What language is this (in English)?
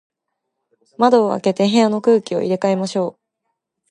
Japanese